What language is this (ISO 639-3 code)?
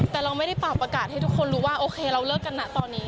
tha